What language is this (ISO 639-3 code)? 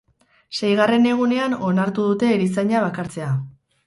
eus